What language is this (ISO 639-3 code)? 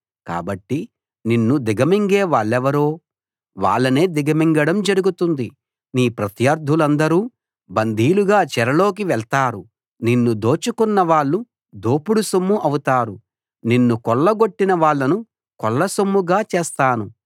tel